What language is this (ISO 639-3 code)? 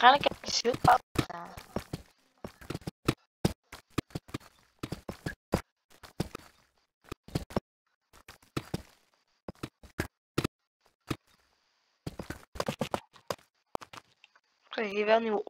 nld